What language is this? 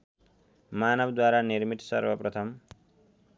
Nepali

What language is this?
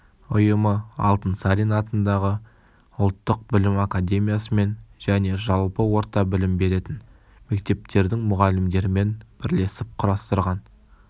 Kazakh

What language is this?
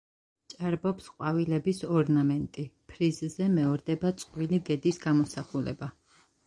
Georgian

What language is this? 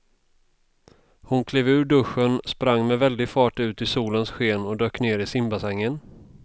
Swedish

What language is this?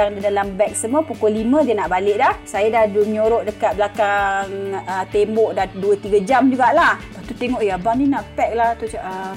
Malay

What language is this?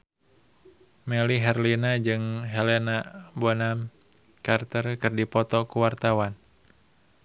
Sundanese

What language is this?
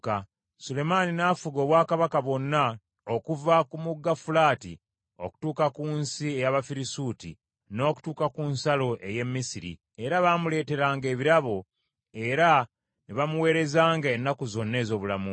Ganda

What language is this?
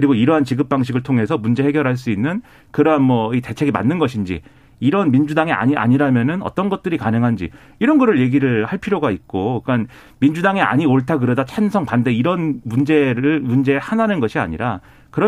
Korean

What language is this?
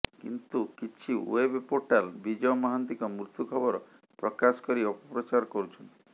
Odia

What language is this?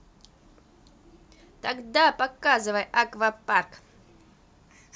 Russian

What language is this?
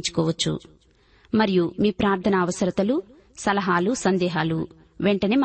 Telugu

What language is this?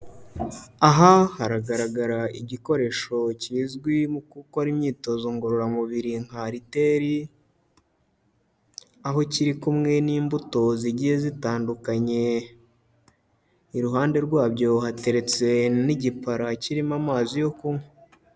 Kinyarwanda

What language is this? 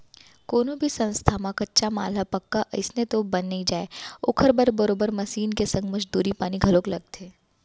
Chhattisgarhi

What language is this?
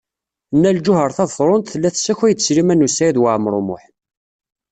Kabyle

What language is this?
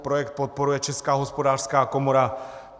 Czech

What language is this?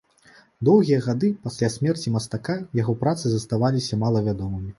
Belarusian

